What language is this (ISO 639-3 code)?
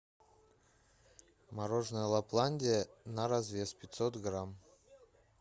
rus